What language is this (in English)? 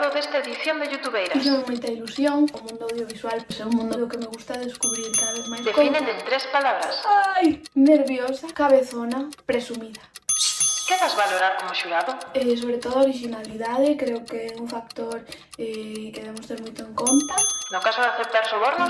Galician